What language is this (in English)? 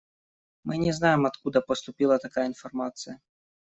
Russian